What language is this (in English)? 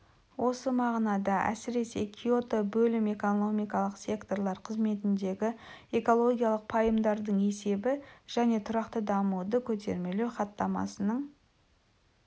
Kazakh